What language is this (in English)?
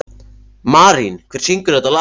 Icelandic